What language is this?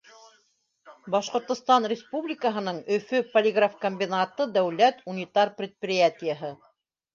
Bashkir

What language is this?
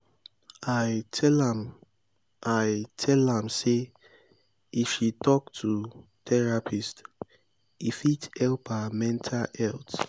Nigerian Pidgin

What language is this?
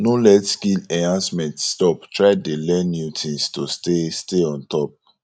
Nigerian Pidgin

